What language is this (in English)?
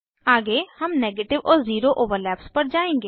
Hindi